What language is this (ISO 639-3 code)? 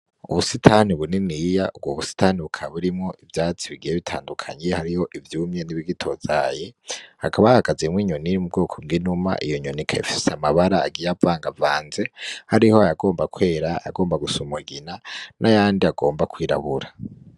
run